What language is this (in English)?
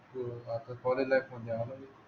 Marathi